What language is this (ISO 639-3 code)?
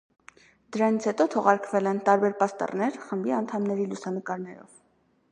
hye